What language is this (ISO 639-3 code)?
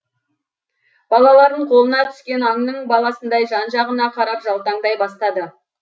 kaz